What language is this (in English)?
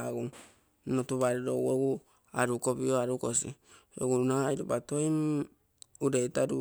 Terei